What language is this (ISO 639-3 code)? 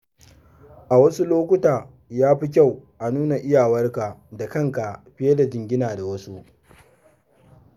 hau